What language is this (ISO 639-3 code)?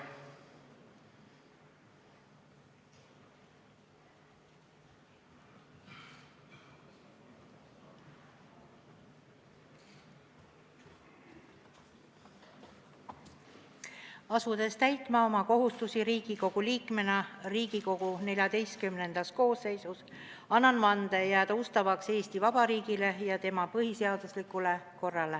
est